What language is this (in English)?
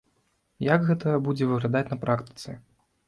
Belarusian